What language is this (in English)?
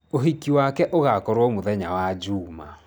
Kikuyu